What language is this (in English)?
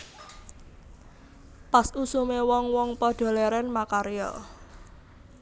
Javanese